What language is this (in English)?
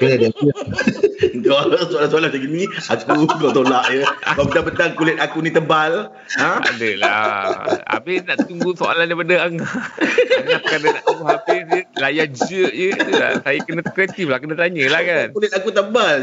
Malay